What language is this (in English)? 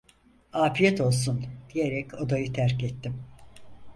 Turkish